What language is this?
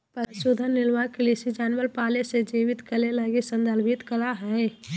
Magahi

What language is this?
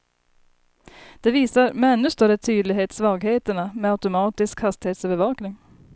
Swedish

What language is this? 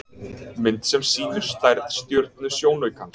Icelandic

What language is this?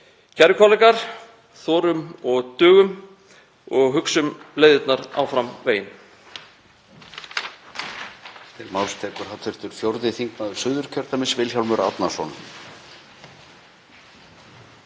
Icelandic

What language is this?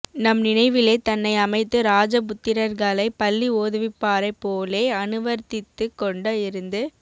Tamil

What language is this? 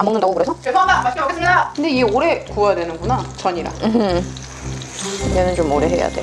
Korean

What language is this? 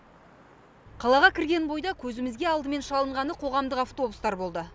Kazakh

